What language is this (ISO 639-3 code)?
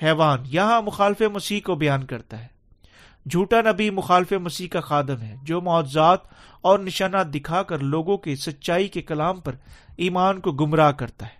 urd